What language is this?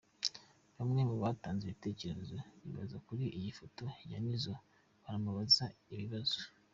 Kinyarwanda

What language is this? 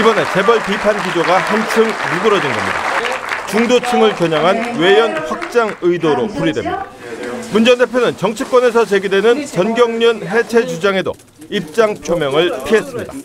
Korean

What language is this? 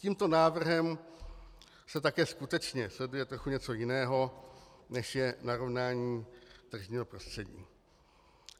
Czech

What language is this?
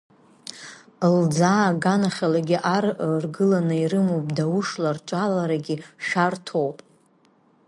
Abkhazian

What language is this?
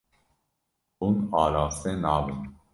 Kurdish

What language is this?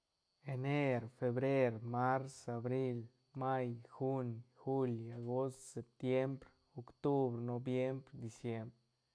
Santa Catarina Albarradas Zapotec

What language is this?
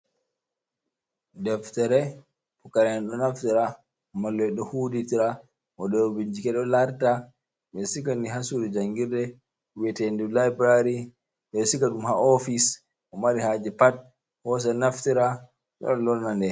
Fula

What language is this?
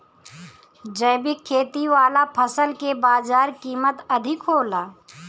Bhojpuri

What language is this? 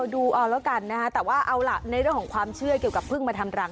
Thai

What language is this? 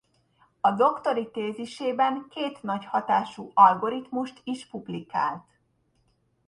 Hungarian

